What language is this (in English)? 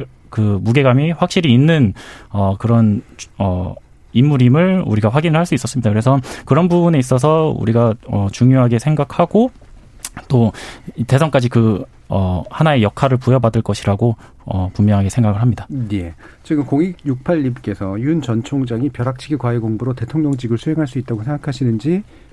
Korean